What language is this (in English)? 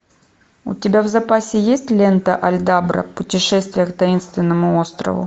Russian